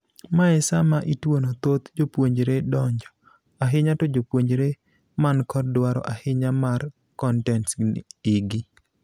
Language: Luo (Kenya and Tanzania)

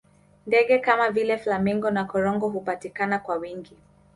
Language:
Swahili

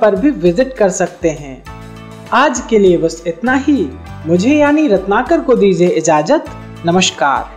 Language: Hindi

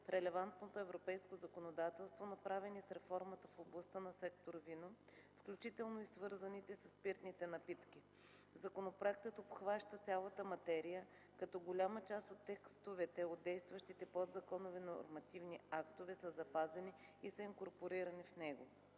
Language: Bulgarian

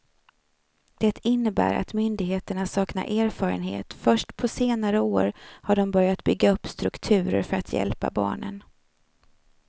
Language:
Swedish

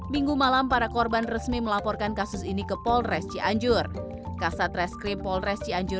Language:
Indonesian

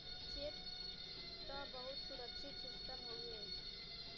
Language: Bhojpuri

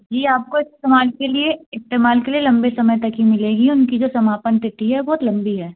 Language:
Hindi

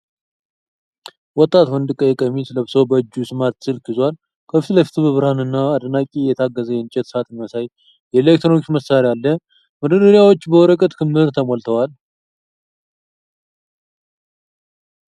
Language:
Amharic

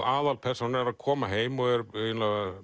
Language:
Icelandic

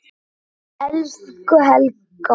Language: Icelandic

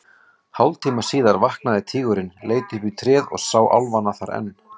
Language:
Icelandic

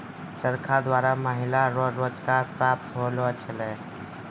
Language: Maithili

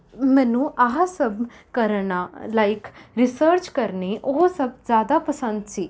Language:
Punjabi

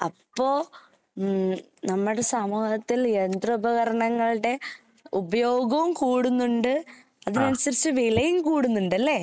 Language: Malayalam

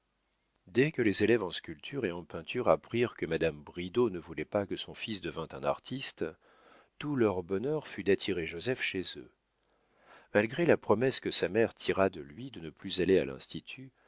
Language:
French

